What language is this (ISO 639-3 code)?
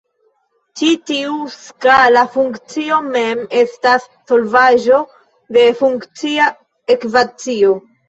epo